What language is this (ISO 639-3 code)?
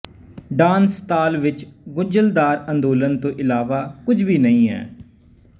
pan